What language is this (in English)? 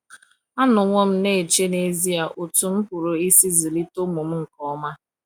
Igbo